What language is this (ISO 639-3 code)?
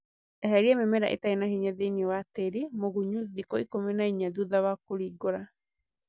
kik